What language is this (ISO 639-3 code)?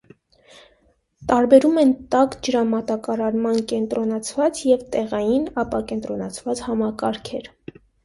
hye